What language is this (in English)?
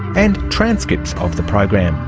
English